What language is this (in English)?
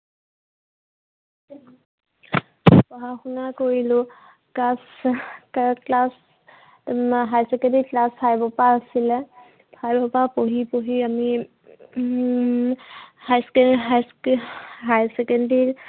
Assamese